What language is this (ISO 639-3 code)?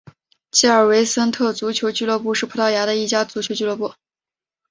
zho